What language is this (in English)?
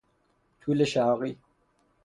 Persian